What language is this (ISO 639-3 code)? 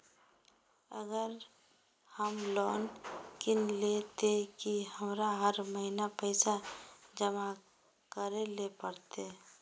mag